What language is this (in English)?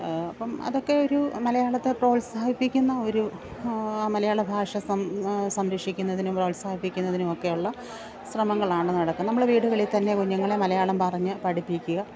Malayalam